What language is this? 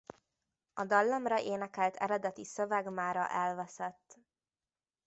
Hungarian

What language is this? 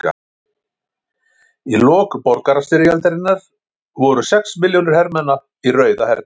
Icelandic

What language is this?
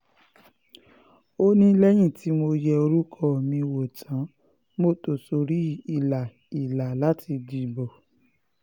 Yoruba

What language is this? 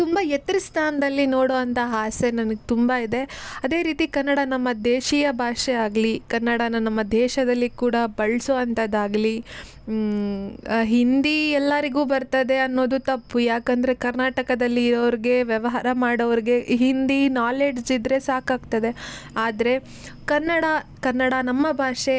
Kannada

